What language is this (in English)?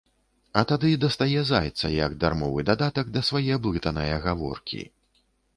Belarusian